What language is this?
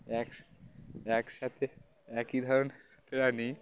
Bangla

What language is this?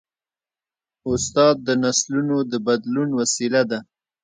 Pashto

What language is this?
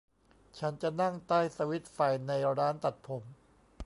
Thai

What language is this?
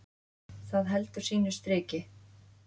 Icelandic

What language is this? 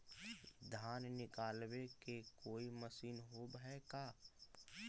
Magahi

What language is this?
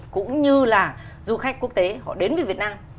Vietnamese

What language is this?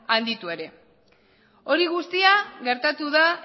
Basque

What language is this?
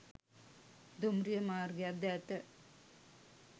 Sinhala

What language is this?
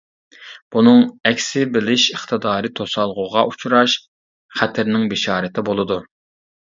Uyghur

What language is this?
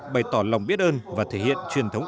Vietnamese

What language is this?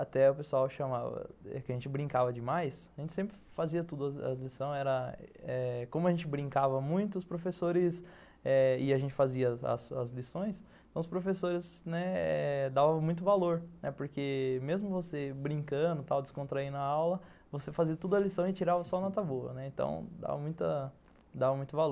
Portuguese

